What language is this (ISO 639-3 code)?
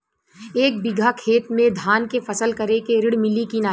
bho